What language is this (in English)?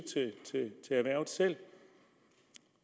Danish